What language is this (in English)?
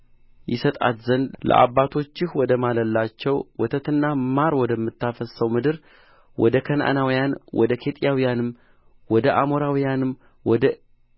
Amharic